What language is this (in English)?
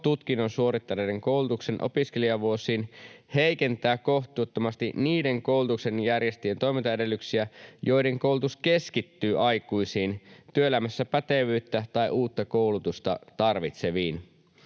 Finnish